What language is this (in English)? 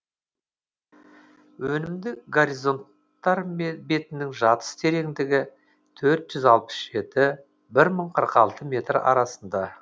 Kazakh